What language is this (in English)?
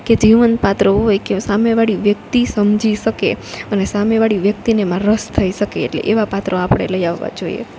Gujarati